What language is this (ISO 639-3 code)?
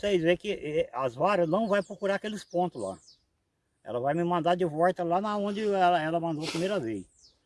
por